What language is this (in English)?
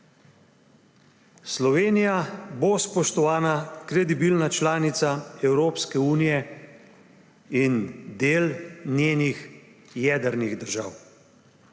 Slovenian